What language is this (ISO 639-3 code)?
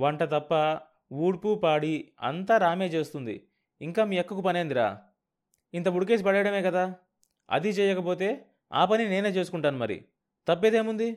tel